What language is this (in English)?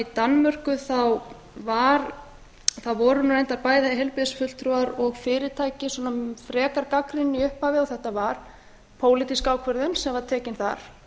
Icelandic